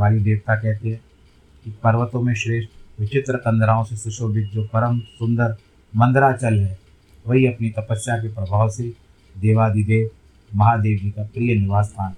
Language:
Hindi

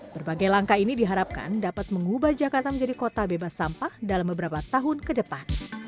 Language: Indonesian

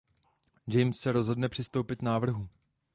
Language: Czech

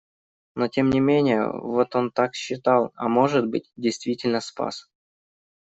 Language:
Russian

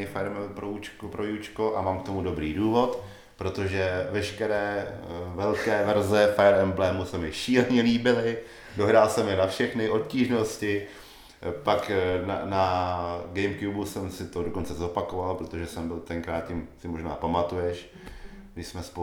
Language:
Czech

